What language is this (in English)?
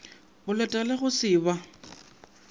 Northern Sotho